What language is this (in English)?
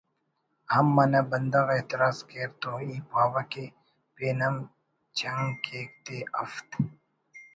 Brahui